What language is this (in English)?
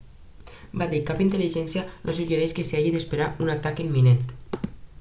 Catalan